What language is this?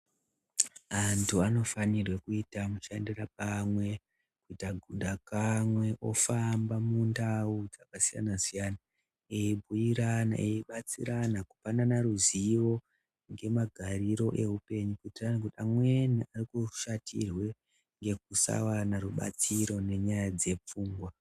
Ndau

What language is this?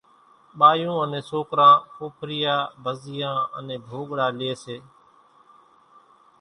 Kachi Koli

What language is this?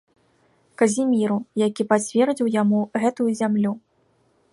Belarusian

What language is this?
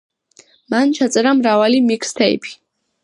Georgian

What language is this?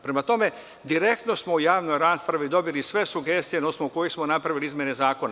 Serbian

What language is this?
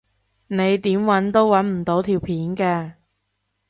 Cantonese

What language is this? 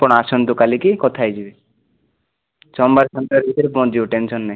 Odia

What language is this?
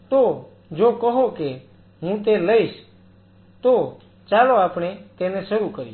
Gujarati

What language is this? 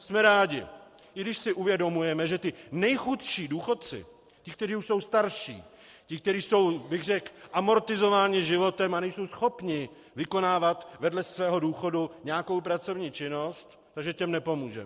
Czech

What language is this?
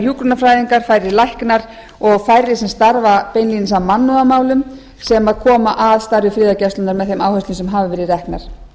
Icelandic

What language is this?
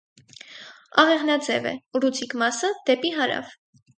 Armenian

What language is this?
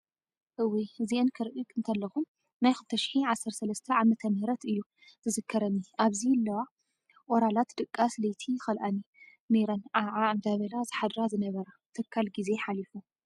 Tigrinya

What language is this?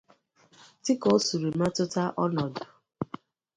Igbo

